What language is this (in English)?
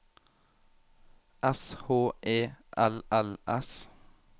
Norwegian